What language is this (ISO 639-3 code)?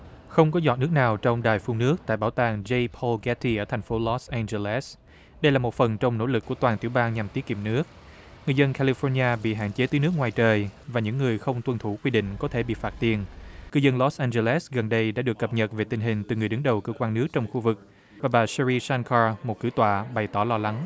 vie